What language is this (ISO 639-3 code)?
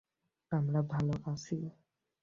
ben